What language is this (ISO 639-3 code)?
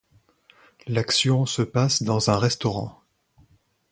fra